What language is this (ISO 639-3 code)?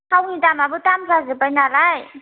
brx